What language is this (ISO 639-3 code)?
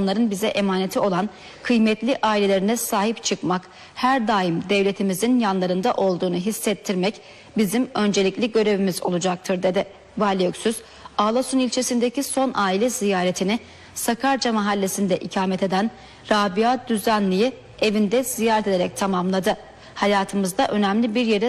tur